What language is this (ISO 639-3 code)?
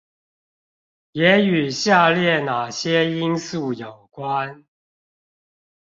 zho